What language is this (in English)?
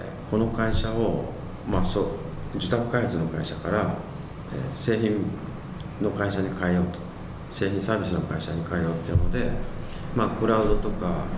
Japanese